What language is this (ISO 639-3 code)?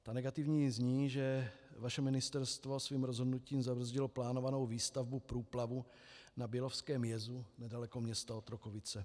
ces